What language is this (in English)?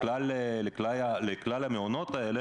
Hebrew